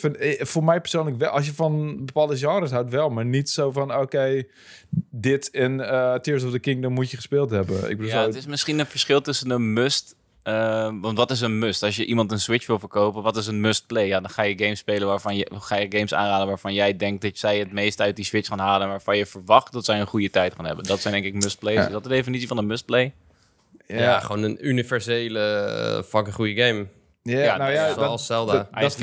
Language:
Dutch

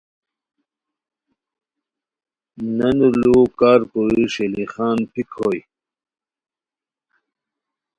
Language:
Khowar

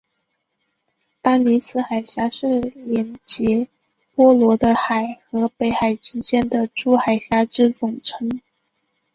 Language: Chinese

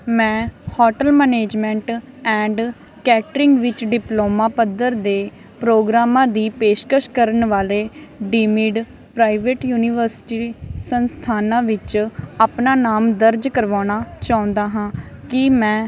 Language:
Punjabi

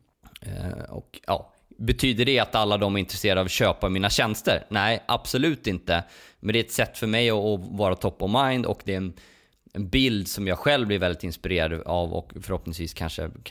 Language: Swedish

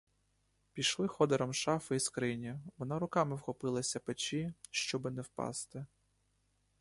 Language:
Ukrainian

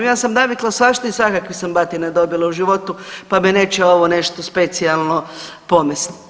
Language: Croatian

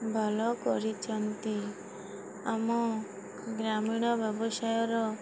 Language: Odia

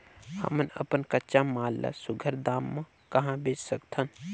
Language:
Chhattisgarhi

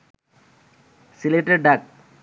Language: Bangla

